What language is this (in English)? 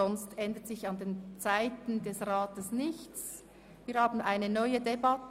Swiss German